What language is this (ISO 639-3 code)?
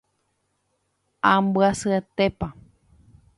grn